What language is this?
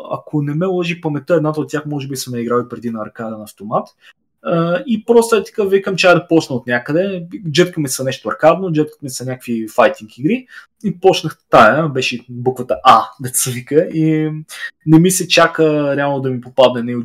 Bulgarian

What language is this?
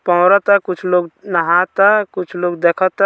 Bhojpuri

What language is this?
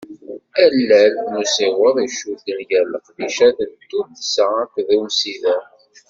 Kabyle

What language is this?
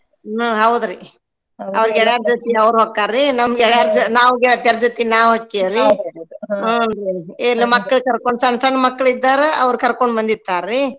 Kannada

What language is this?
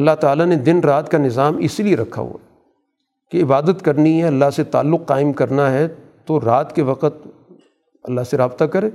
Urdu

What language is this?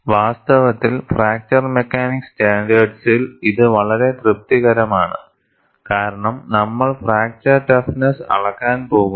Malayalam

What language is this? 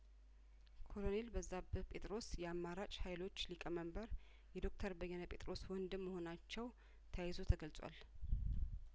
Amharic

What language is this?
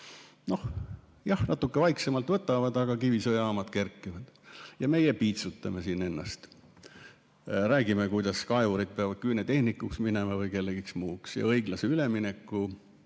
Estonian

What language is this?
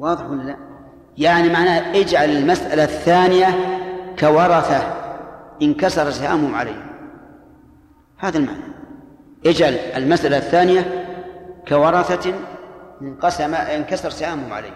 Arabic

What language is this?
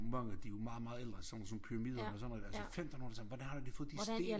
Danish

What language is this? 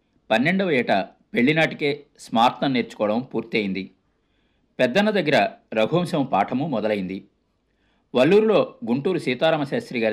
Telugu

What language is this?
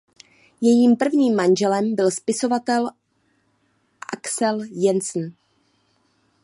Czech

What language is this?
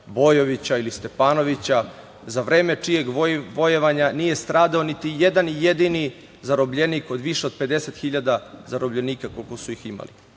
Serbian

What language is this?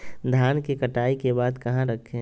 Magahi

